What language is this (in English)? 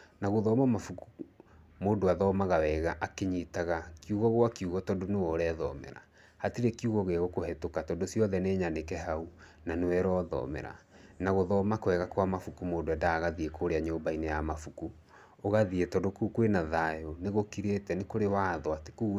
Kikuyu